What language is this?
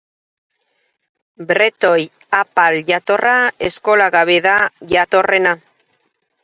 Basque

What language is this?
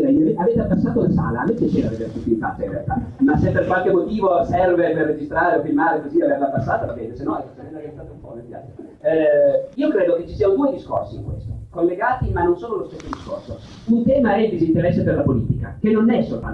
Italian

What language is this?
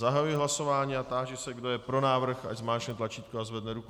Czech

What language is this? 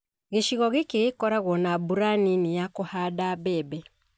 Kikuyu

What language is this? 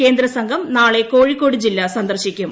Malayalam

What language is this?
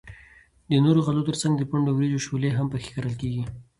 Pashto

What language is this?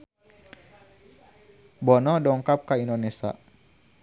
Sundanese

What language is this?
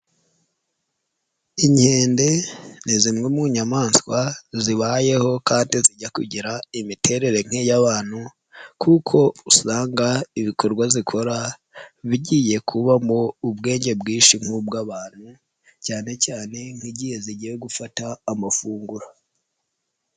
Kinyarwanda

